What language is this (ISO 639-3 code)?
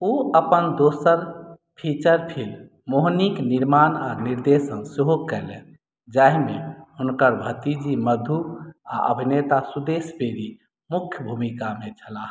mai